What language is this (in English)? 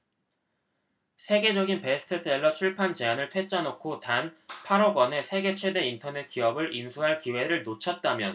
Korean